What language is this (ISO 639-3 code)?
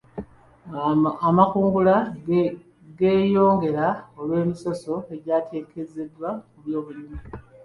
lug